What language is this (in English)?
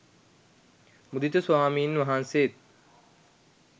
Sinhala